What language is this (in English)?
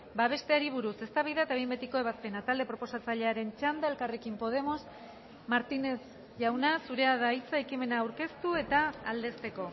Basque